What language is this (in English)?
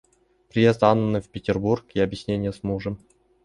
Russian